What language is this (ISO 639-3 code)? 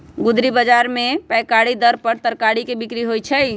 mag